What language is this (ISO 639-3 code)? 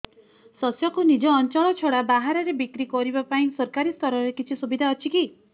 ori